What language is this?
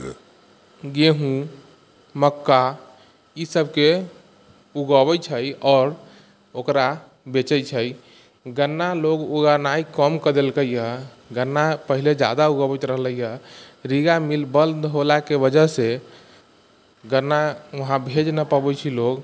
Maithili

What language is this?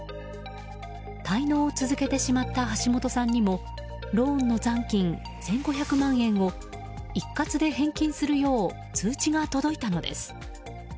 Japanese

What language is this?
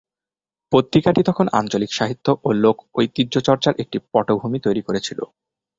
Bangla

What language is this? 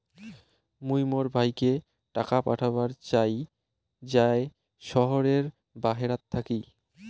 Bangla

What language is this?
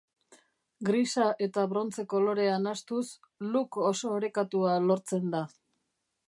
Basque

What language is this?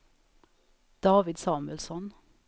Swedish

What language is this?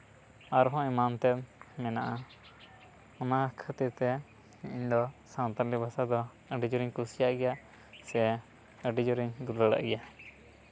Santali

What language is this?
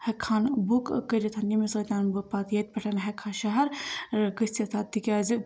Kashmiri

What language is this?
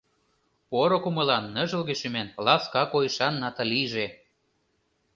Mari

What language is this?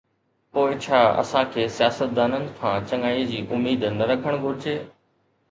Sindhi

